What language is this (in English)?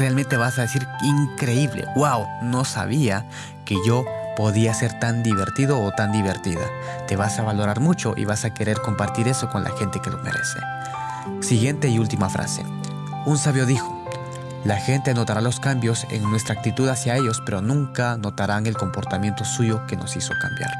Spanish